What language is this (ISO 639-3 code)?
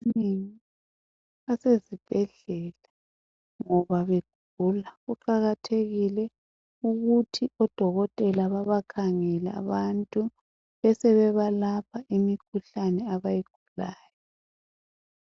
nde